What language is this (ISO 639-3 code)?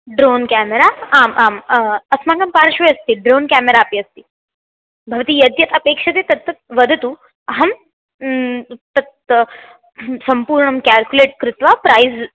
san